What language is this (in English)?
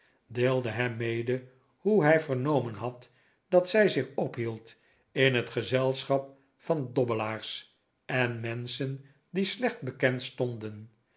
Dutch